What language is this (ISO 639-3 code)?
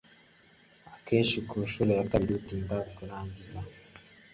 kin